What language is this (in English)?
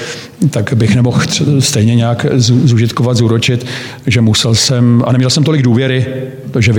Czech